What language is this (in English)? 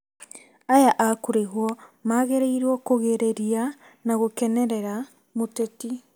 Kikuyu